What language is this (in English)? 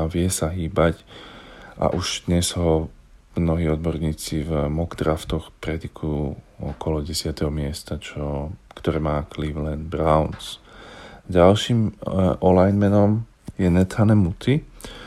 Slovak